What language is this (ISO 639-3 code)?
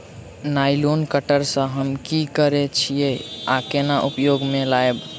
mai